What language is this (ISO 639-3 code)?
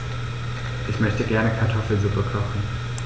deu